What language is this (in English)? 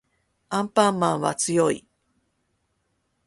Japanese